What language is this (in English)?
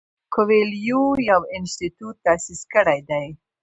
Pashto